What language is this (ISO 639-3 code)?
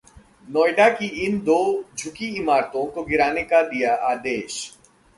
hin